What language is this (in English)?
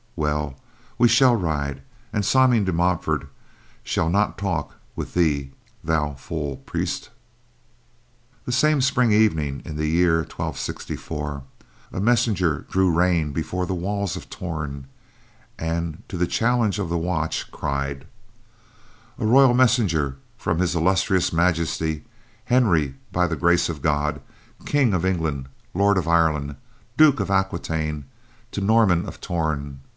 English